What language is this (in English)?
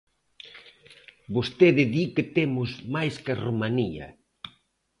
Galician